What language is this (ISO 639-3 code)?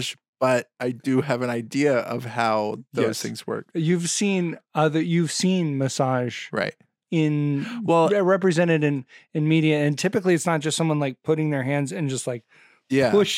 eng